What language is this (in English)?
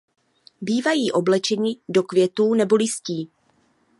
Czech